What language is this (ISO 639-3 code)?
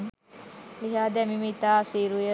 sin